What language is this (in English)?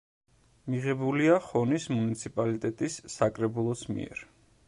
Georgian